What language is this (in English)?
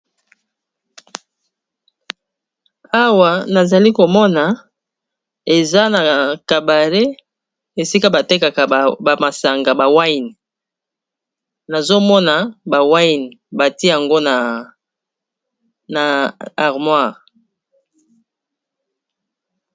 Lingala